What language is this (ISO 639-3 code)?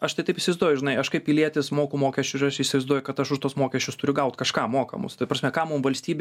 lit